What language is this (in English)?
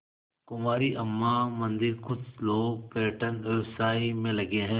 Hindi